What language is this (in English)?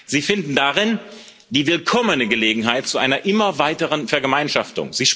German